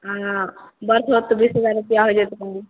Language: Maithili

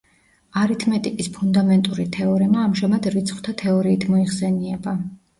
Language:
Georgian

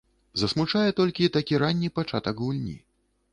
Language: Belarusian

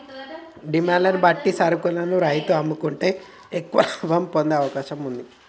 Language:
Telugu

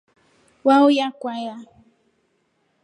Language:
Rombo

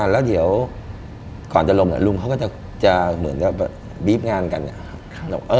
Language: Thai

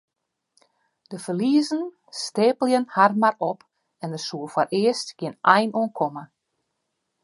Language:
Western Frisian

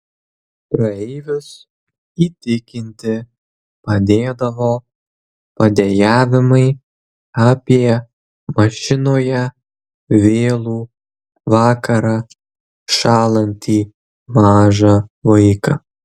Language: Lithuanian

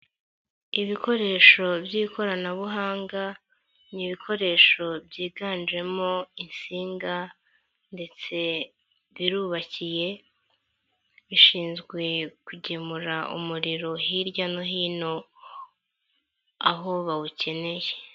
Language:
Kinyarwanda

